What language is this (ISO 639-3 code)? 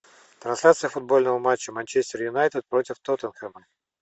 rus